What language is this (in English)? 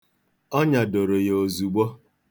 Igbo